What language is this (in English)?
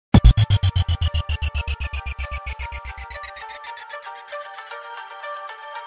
Thai